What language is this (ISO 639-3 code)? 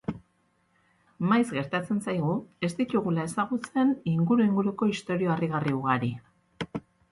eus